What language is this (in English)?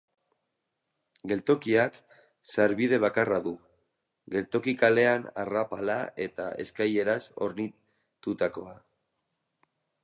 Basque